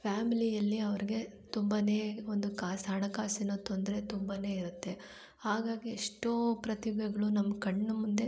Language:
Kannada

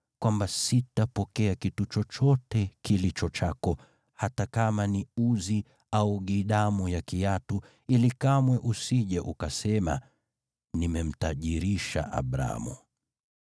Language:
Swahili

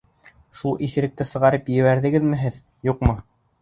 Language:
Bashkir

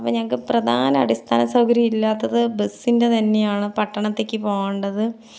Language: Malayalam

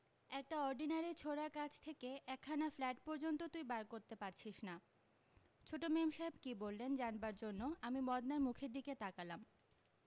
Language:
Bangla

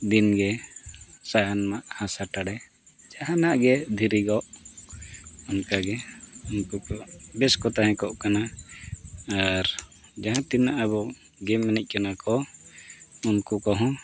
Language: Santali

